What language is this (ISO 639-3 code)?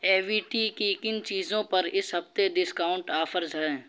urd